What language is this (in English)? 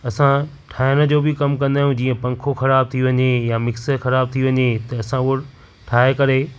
Sindhi